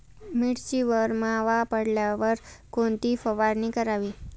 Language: Marathi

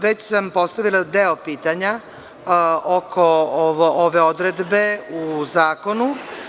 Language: Serbian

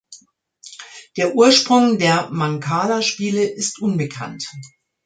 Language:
German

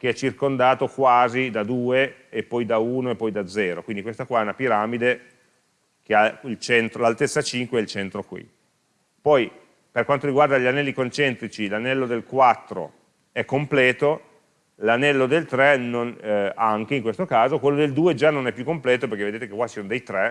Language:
Italian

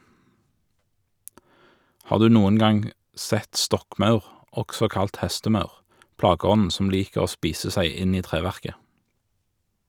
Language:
Norwegian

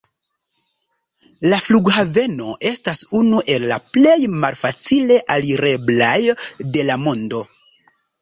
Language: Esperanto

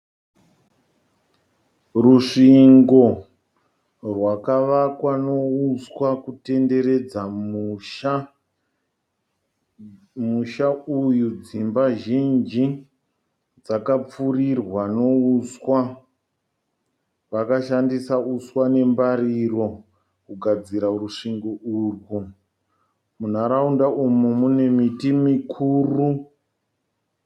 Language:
Shona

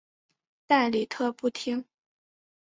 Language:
Chinese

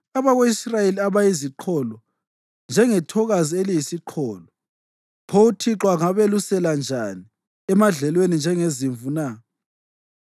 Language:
North Ndebele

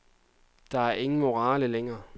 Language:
Danish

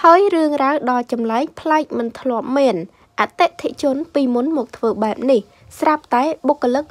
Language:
Indonesian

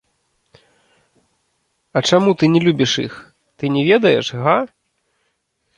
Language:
Belarusian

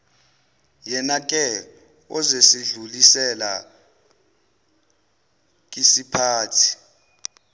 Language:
Zulu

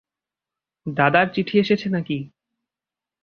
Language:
Bangla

